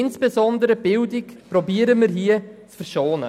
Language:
Swiss German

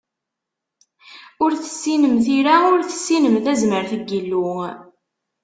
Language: Kabyle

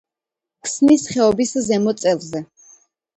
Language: Georgian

